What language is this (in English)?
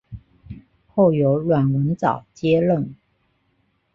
Chinese